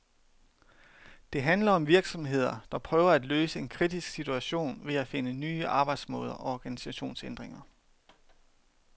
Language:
Danish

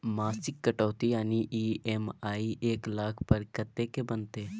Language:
Maithili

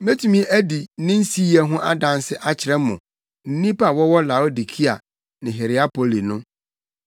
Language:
Akan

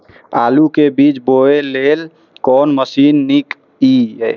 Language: Maithili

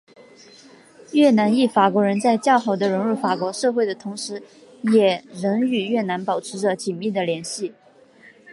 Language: Chinese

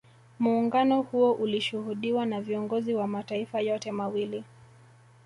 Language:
Swahili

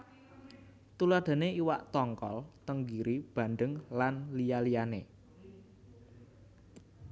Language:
Javanese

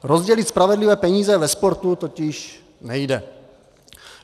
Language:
Czech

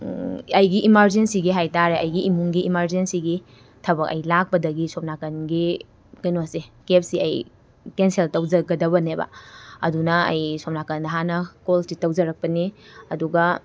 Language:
Manipuri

